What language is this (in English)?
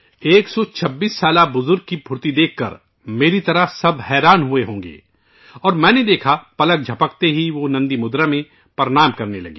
Urdu